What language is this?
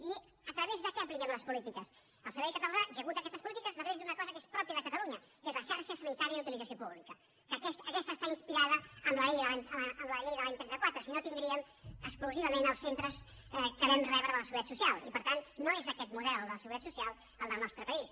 Catalan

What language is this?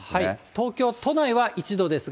Japanese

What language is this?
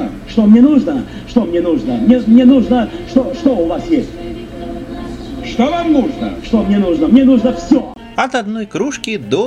Russian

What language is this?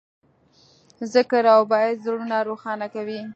Pashto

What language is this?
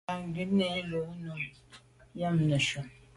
Medumba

